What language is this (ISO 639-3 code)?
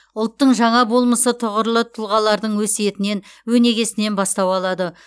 kaz